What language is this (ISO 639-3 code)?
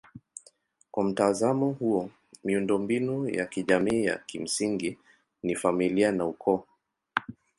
swa